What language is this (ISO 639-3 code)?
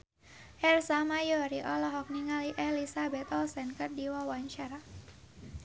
sun